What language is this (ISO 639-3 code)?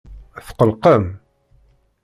kab